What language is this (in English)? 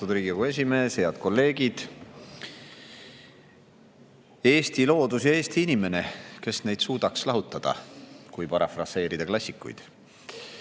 Estonian